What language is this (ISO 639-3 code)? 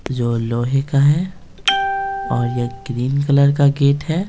hin